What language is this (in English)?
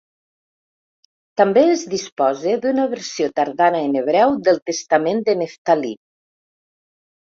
Catalan